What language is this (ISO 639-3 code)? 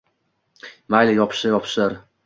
uzb